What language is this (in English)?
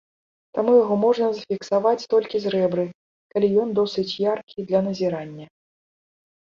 Belarusian